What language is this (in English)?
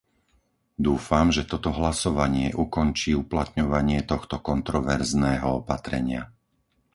Slovak